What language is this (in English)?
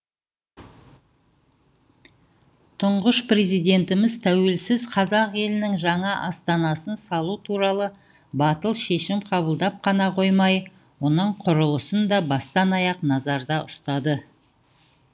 Kazakh